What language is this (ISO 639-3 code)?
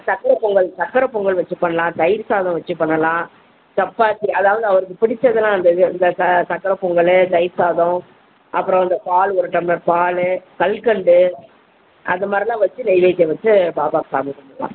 tam